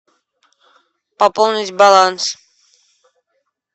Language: Russian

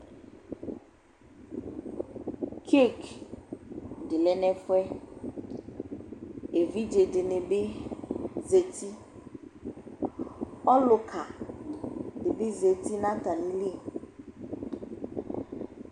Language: Ikposo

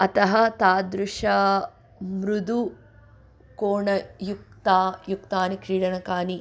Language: Sanskrit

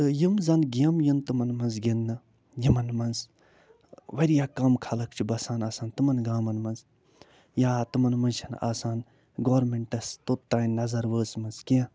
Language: Kashmiri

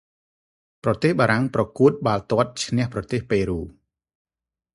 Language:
Khmer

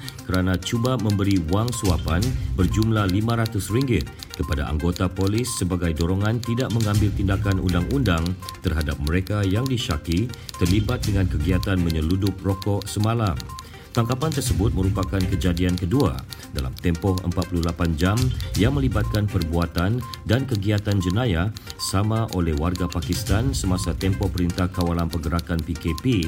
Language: Malay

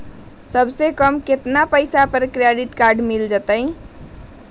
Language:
Magahi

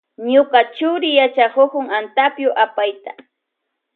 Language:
Loja Highland Quichua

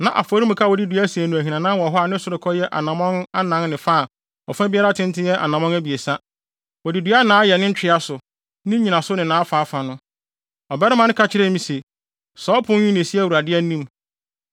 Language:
Akan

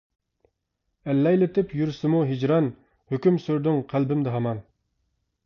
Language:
Uyghur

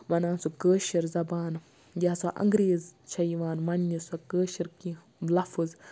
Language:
Kashmiri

